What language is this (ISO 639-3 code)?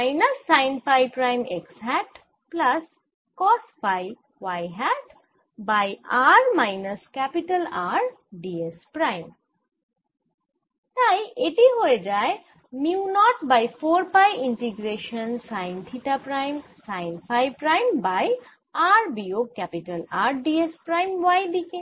ben